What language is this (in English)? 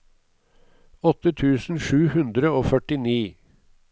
Norwegian